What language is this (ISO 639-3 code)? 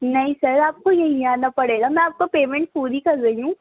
urd